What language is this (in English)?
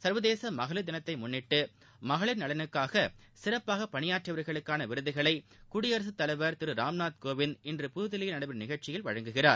Tamil